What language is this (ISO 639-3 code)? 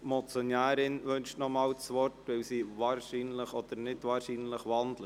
gsw